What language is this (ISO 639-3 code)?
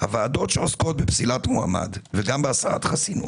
heb